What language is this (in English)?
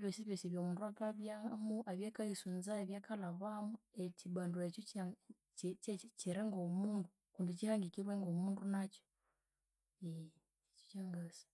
Konzo